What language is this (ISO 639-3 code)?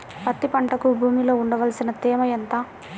tel